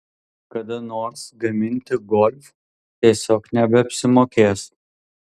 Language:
Lithuanian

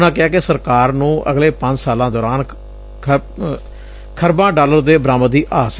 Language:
Punjabi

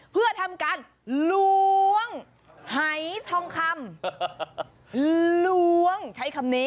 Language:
Thai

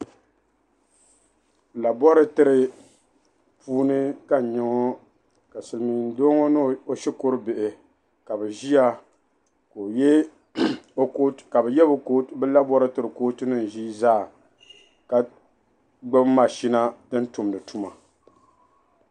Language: Dagbani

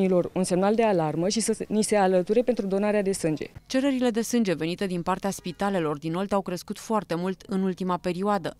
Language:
Romanian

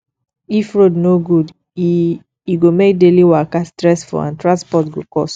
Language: Nigerian Pidgin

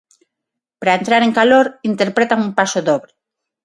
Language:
Galician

